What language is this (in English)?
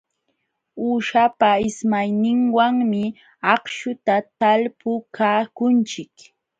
Jauja Wanca Quechua